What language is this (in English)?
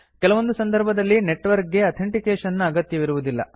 Kannada